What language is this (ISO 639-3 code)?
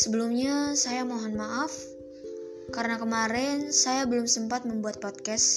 ind